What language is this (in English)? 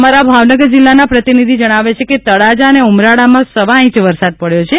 Gujarati